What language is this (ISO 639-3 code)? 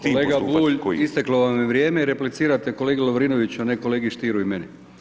hrv